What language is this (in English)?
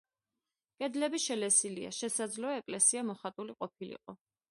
Georgian